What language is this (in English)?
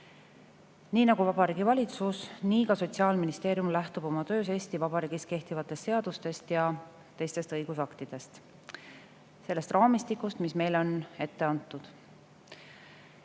Estonian